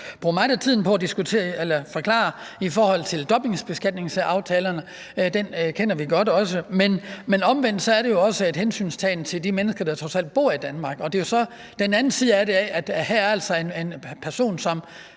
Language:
Danish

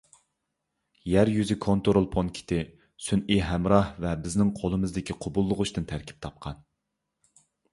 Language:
Uyghur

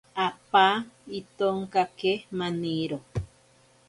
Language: Ashéninka Perené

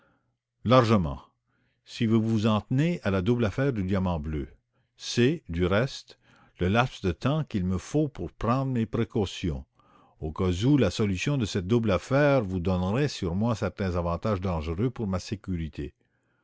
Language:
French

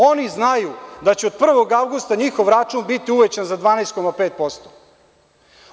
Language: Serbian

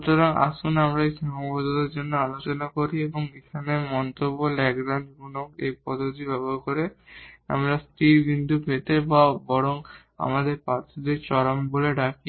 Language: Bangla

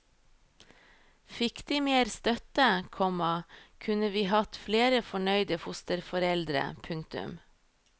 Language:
Norwegian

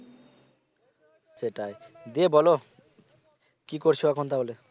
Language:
Bangla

